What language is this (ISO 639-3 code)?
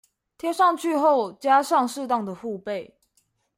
zho